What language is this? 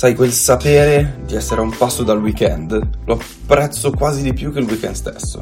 Italian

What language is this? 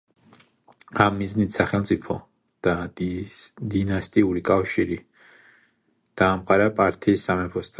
Georgian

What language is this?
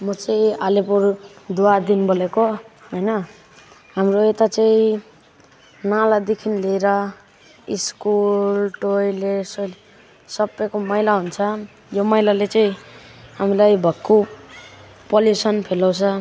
Nepali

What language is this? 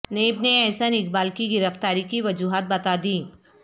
Urdu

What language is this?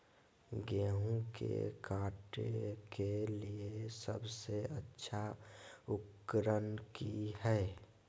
Magahi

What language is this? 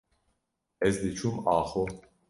Kurdish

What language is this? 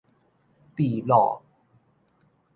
Min Nan Chinese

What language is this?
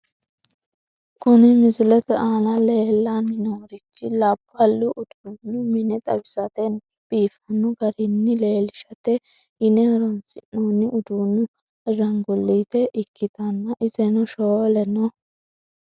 Sidamo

